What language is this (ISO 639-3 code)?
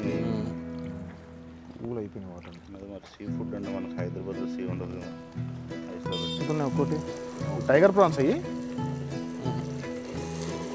tel